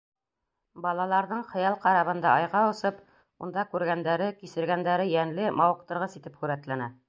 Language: Bashkir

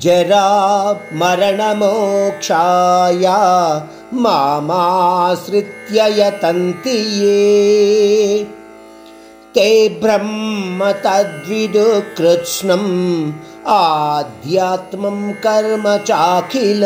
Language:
Hindi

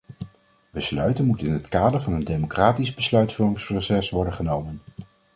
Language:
Dutch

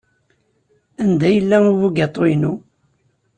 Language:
Kabyle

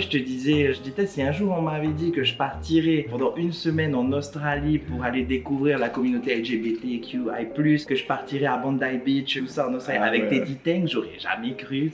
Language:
French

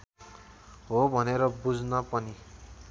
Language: Nepali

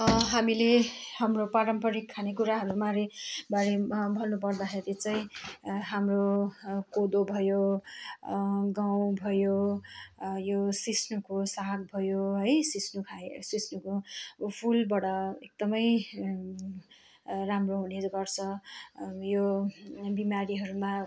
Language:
Nepali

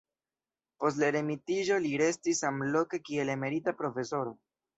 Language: Esperanto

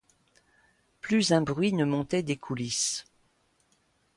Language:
French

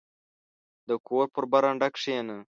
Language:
Pashto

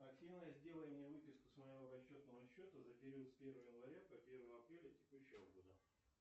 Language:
Russian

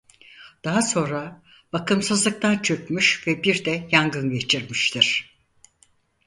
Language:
Turkish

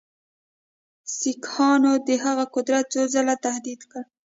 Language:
Pashto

